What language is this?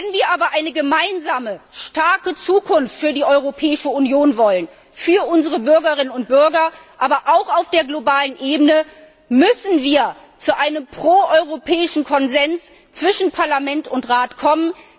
German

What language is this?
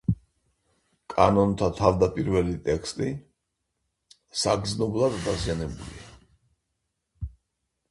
Georgian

